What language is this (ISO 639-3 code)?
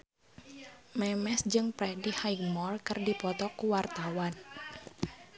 sun